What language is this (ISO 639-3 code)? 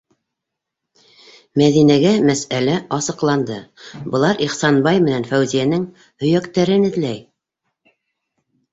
bak